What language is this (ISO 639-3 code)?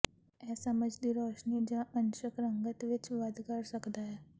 pan